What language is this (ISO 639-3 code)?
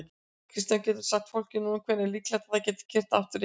isl